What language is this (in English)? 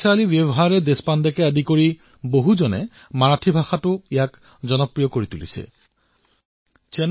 Assamese